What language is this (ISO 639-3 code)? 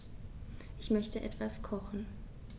deu